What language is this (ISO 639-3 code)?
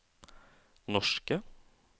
nor